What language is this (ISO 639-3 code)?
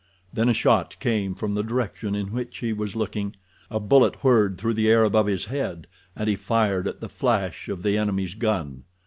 eng